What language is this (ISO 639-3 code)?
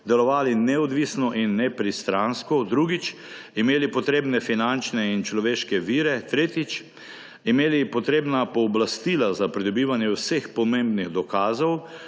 slv